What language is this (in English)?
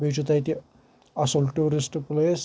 Kashmiri